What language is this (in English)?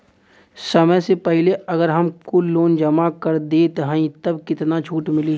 Bhojpuri